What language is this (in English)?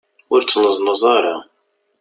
Kabyle